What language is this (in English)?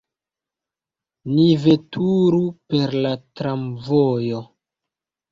Esperanto